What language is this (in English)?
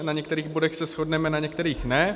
Czech